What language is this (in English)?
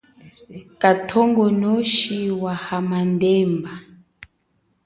Chokwe